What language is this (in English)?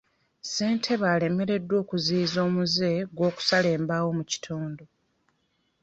Ganda